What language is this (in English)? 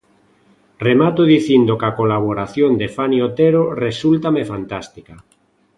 Galician